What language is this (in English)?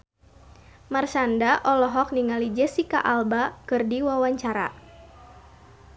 Sundanese